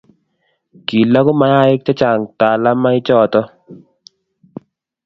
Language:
Kalenjin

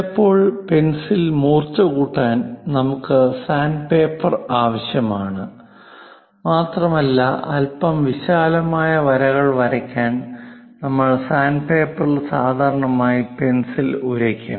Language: Malayalam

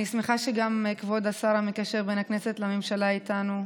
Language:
Hebrew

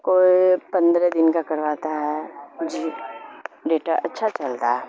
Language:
Urdu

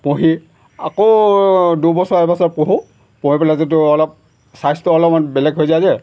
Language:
Assamese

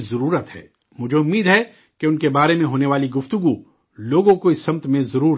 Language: Urdu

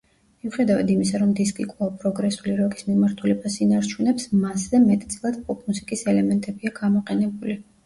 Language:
Georgian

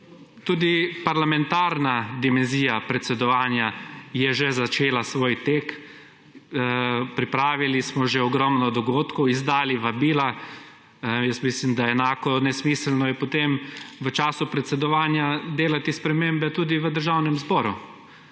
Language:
Slovenian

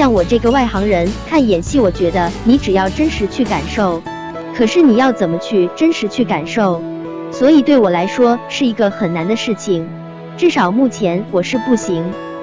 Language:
Chinese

